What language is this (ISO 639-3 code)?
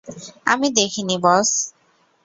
ben